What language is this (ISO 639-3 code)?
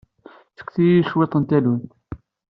kab